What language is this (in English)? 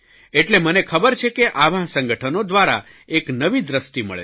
Gujarati